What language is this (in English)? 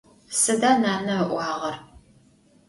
Adyghe